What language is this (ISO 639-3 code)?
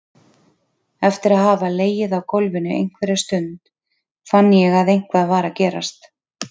isl